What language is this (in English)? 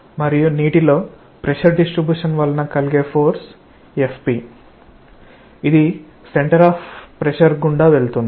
Telugu